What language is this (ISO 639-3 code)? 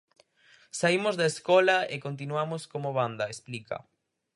glg